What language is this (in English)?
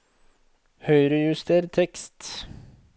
Norwegian